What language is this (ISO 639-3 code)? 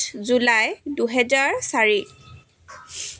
asm